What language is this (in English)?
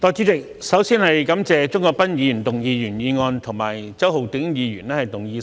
Cantonese